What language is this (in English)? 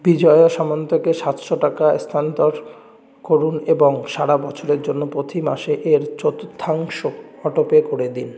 Bangla